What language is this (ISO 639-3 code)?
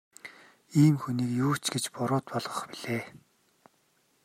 mon